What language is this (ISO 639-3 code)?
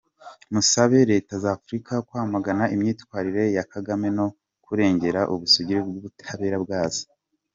kin